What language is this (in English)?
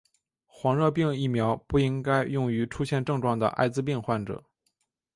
Chinese